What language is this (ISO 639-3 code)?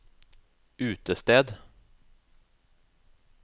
nor